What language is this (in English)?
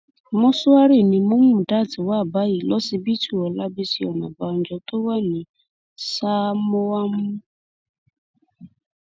Yoruba